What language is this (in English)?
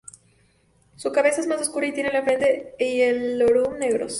Spanish